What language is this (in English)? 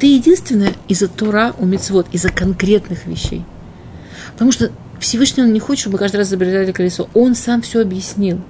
Russian